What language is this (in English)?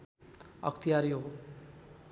Nepali